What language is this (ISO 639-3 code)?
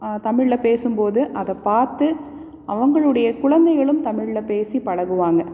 tam